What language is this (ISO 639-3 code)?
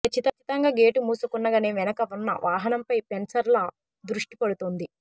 tel